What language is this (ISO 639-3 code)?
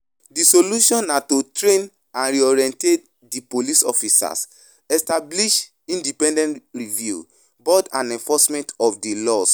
pcm